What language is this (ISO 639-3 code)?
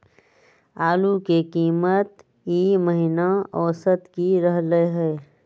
mag